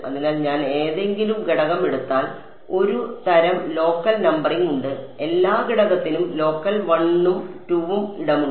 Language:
Malayalam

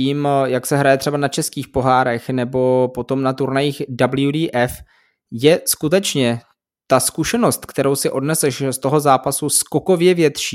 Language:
Czech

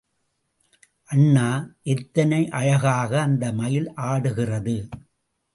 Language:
Tamil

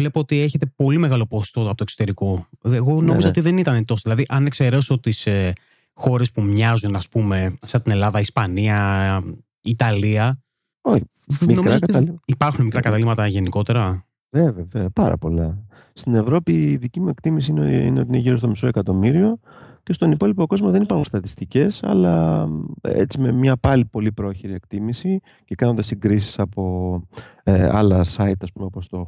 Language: Greek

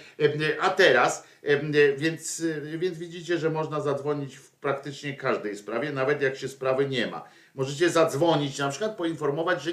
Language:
Polish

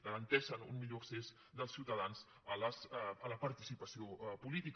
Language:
Catalan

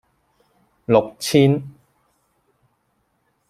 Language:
Cantonese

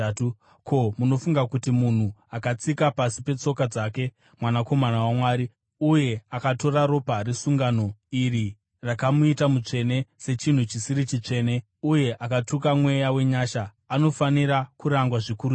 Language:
Shona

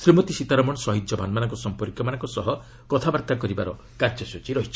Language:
Odia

